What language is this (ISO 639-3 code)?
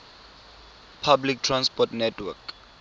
tsn